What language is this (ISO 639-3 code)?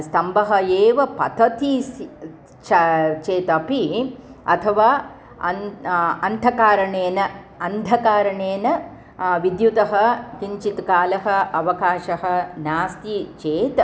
san